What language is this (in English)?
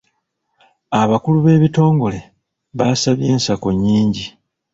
Ganda